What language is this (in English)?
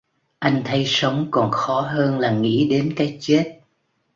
Vietnamese